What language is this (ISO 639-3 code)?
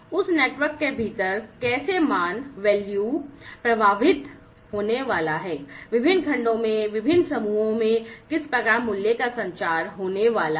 hin